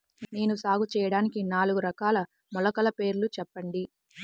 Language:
Telugu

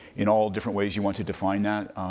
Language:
English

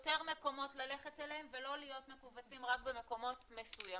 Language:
Hebrew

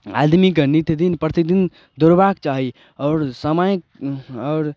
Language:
Maithili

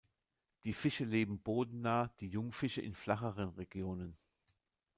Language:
German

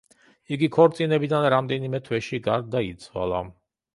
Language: Georgian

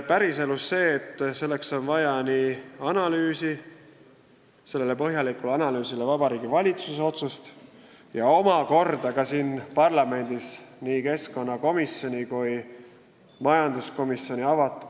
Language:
Estonian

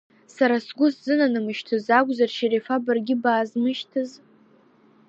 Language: Abkhazian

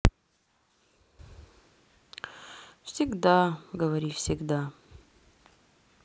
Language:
Russian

